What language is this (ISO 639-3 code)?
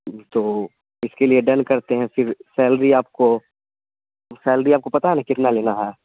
urd